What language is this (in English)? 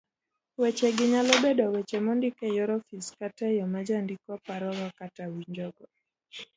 Luo (Kenya and Tanzania)